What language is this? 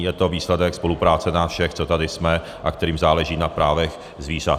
Czech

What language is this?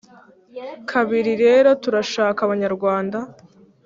Kinyarwanda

